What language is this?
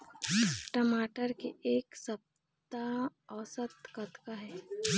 Chhattisgarhi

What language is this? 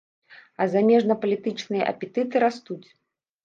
Belarusian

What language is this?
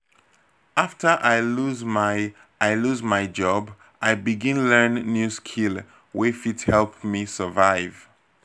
Nigerian Pidgin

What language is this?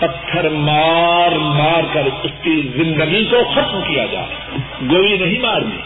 Urdu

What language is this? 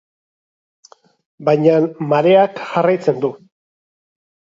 Basque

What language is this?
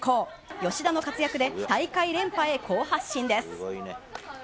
Japanese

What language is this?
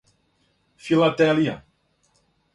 Serbian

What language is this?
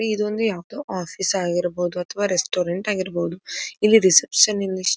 Kannada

